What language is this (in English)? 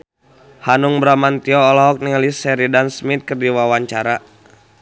Sundanese